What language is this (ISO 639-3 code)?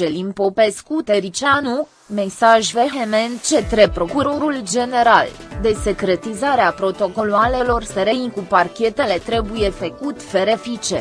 ron